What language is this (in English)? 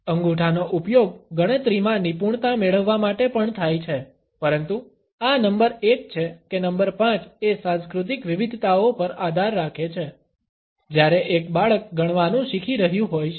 Gujarati